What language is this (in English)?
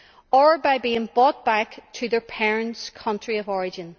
English